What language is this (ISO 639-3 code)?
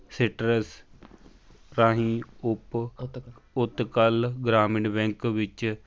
pan